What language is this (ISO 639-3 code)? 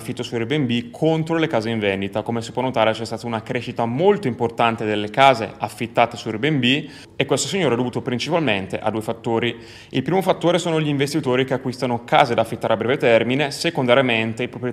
ita